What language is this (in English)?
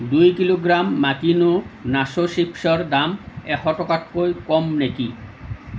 Assamese